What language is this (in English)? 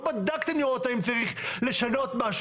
Hebrew